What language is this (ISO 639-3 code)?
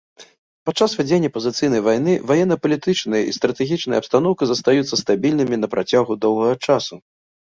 bel